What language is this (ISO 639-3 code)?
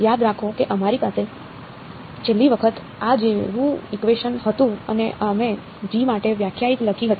guj